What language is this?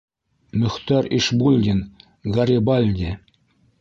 Bashkir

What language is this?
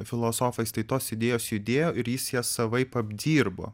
Lithuanian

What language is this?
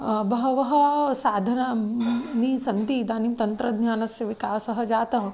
Sanskrit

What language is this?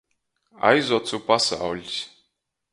Latgalian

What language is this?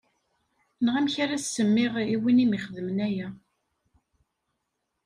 Kabyle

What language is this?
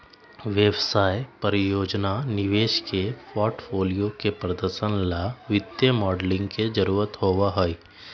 Magahi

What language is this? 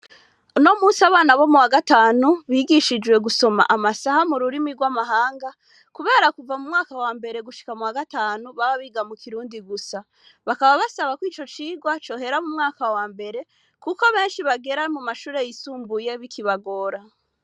Rundi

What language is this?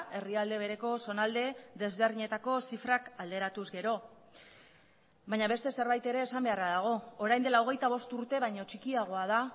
Basque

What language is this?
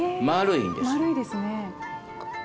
Japanese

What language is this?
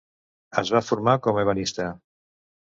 Catalan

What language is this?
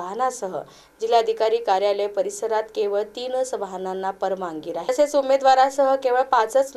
Marathi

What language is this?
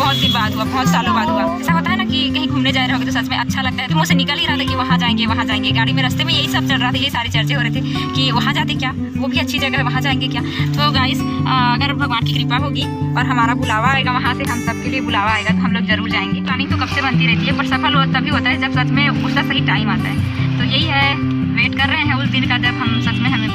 Indonesian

